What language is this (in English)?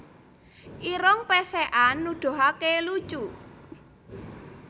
Javanese